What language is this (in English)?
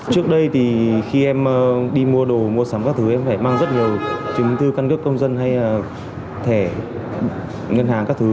Vietnamese